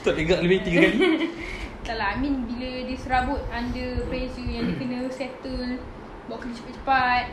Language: Malay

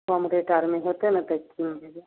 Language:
Maithili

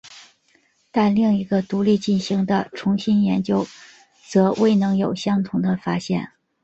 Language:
Chinese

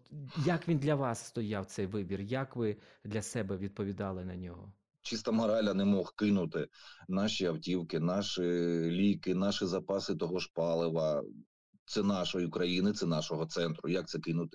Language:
Ukrainian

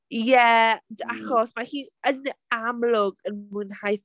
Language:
Welsh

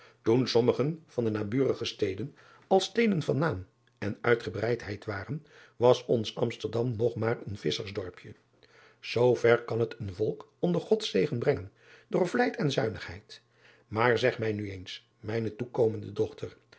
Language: Dutch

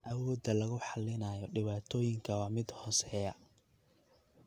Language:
Somali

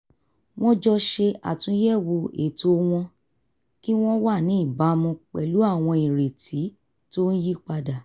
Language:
Yoruba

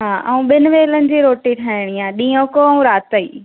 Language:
Sindhi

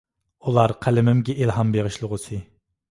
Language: Uyghur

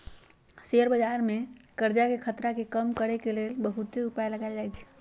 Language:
Magahi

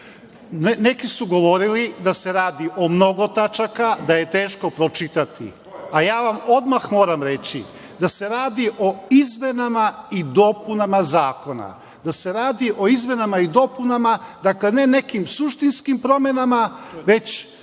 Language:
Serbian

